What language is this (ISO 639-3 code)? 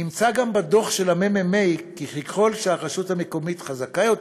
heb